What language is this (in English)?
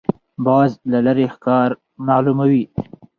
Pashto